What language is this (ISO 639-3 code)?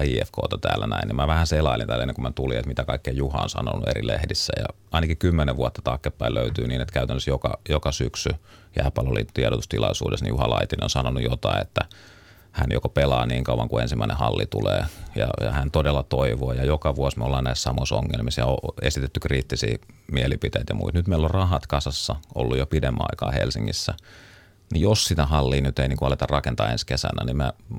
fin